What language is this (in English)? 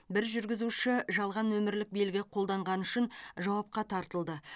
Kazakh